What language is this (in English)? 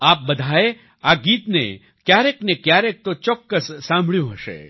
Gujarati